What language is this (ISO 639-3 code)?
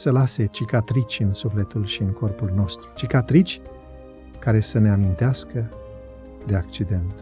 ron